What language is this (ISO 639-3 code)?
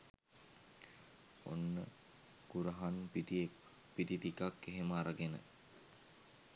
sin